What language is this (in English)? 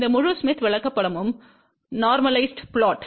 Tamil